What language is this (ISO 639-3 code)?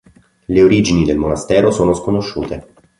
ita